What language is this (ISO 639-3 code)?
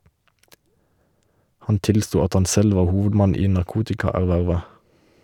nor